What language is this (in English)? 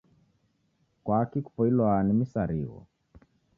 Taita